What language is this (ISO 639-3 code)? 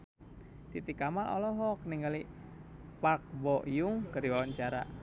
sun